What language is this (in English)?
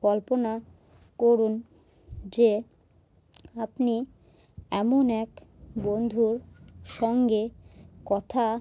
Bangla